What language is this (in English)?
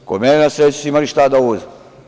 Serbian